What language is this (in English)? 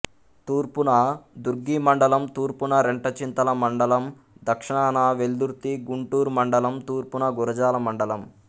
Telugu